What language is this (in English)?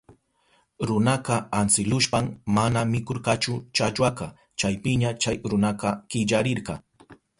Southern Pastaza Quechua